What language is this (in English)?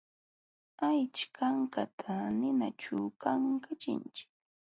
Jauja Wanca Quechua